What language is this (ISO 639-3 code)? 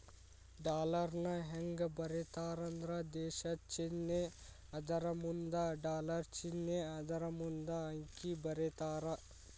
kan